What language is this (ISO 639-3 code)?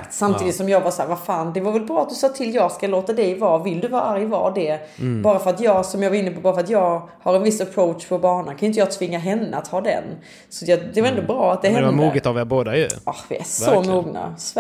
swe